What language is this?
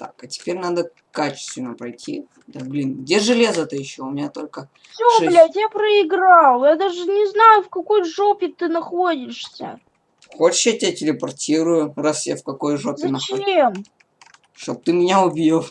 Russian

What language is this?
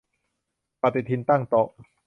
Thai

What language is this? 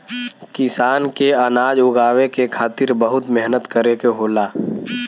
Bhojpuri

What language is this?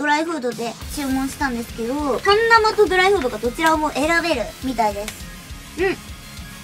Japanese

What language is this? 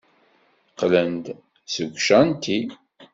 Kabyle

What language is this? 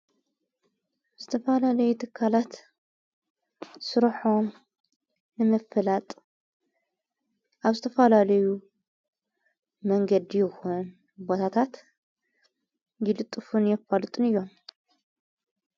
Tigrinya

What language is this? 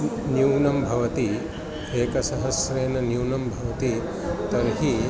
Sanskrit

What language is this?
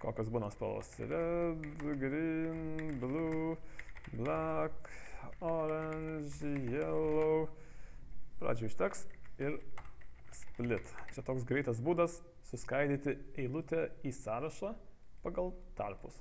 Lithuanian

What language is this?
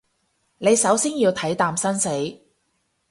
Cantonese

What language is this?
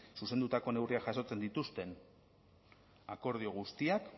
Basque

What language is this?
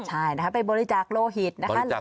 Thai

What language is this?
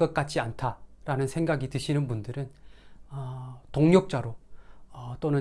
Korean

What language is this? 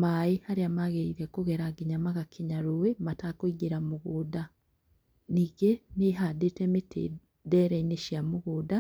Kikuyu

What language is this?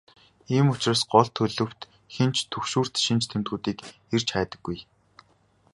Mongolian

